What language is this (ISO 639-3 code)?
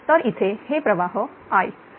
mar